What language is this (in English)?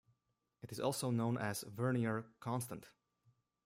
English